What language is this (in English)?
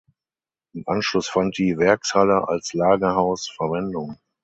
German